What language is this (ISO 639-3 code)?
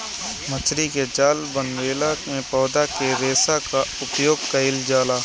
bho